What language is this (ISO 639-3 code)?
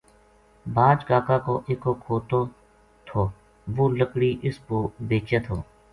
gju